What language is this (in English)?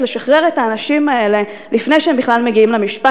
Hebrew